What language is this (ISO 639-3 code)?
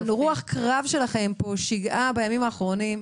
heb